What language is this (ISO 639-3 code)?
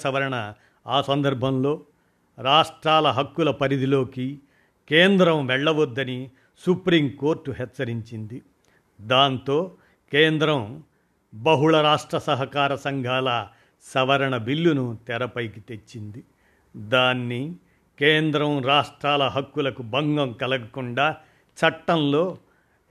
tel